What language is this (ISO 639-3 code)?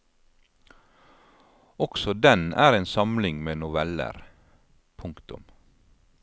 nor